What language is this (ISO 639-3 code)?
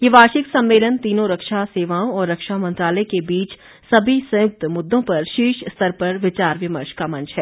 hin